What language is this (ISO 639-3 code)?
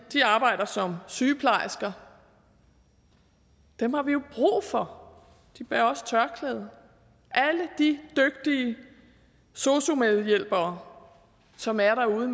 dan